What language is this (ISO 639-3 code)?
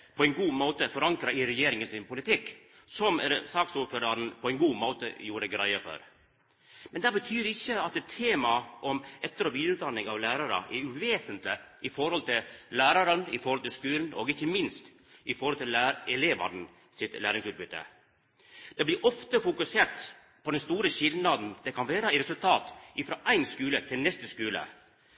nno